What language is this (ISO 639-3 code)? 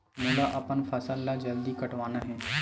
hne